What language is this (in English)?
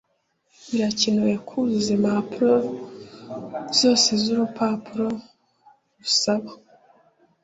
Kinyarwanda